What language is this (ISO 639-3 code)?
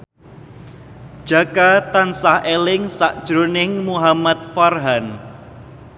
jav